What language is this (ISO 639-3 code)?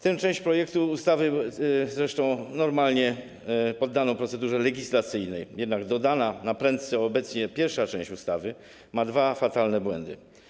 pol